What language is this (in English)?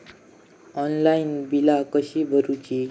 Marathi